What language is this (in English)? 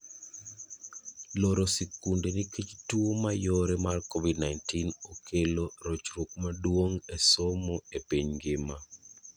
Luo (Kenya and Tanzania)